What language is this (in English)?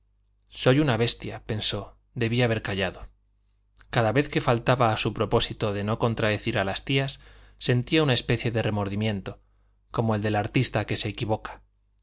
Spanish